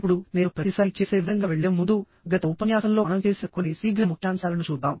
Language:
Telugu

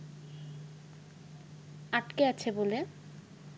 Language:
Bangla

